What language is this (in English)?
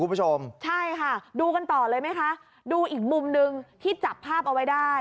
Thai